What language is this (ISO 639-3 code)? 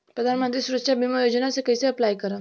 bho